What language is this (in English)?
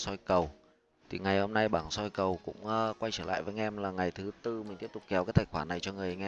Vietnamese